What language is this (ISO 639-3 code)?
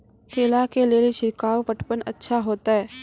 mai